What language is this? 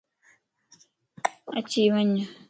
Lasi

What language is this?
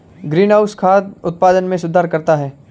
Hindi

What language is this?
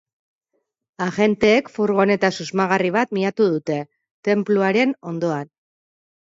Basque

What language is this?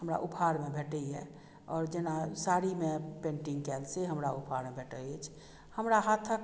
Maithili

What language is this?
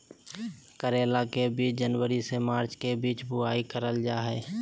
Magahi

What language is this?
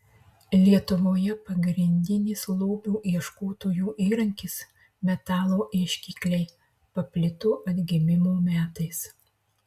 Lithuanian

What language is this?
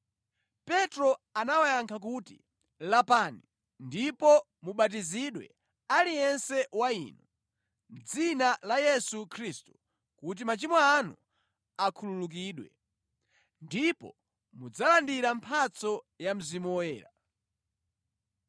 Nyanja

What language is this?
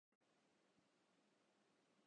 Urdu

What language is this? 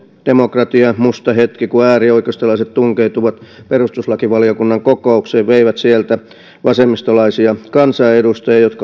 Finnish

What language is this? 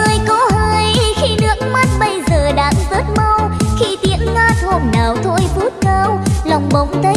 Vietnamese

